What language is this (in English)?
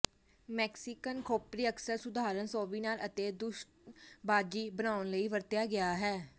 Punjabi